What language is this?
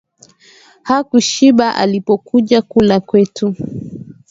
Swahili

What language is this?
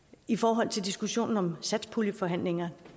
Danish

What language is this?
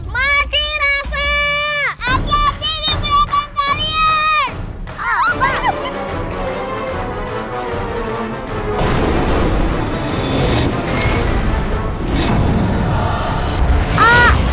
Indonesian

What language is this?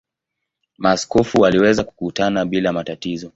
Swahili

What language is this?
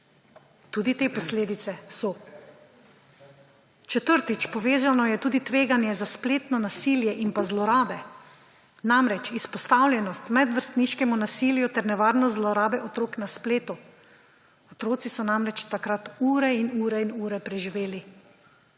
Slovenian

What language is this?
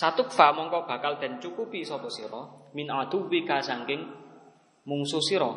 Indonesian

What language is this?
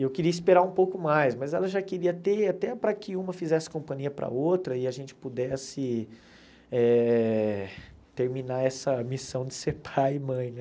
Portuguese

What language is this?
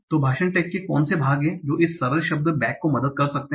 Hindi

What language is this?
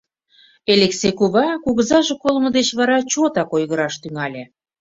Mari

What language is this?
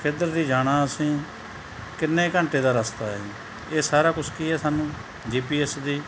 Punjabi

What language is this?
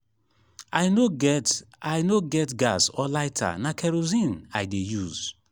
Nigerian Pidgin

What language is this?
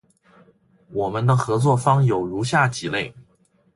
Chinese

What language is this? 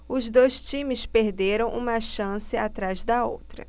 Portuguese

